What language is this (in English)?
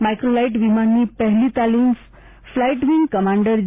Gujarati